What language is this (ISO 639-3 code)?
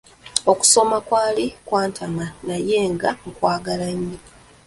lug